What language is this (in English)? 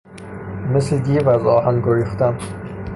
Persian